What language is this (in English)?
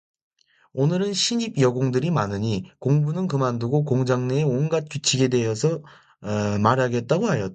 Korean